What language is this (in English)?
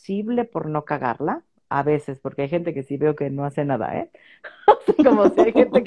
Spanish